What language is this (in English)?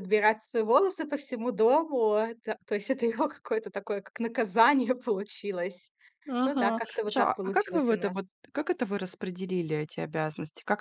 Russian